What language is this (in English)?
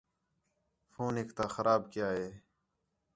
Khetrani